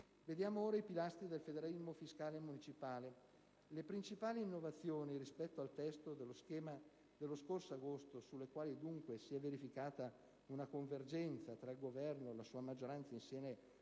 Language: Italian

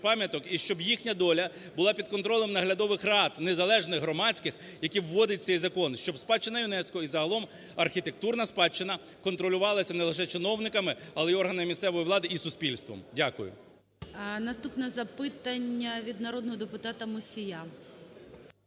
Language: Ukrainian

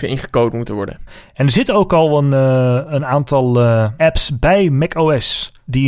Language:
Dutch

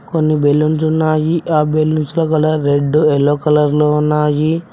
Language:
Telugu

